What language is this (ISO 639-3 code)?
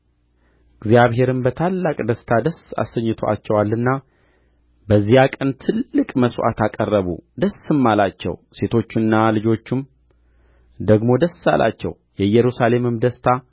amh